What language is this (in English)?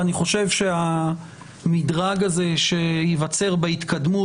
Hebrew